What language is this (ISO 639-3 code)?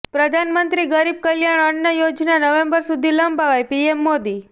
guj